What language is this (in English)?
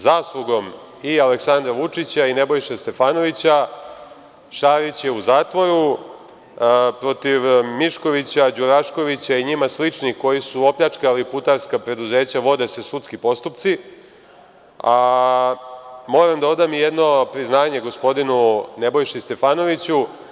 Serbian